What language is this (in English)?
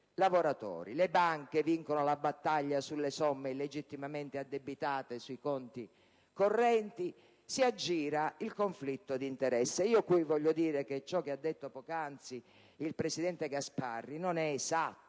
Italian